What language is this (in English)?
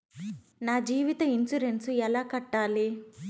Telugu